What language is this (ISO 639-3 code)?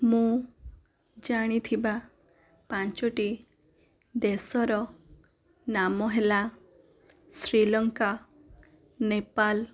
ori